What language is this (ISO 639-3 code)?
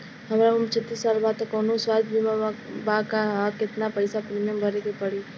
bho